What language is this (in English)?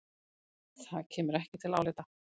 Icelandic